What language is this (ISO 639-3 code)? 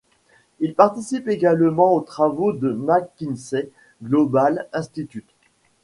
fra